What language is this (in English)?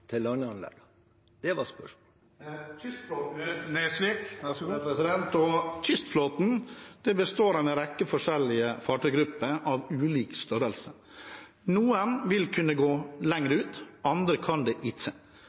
Norwegian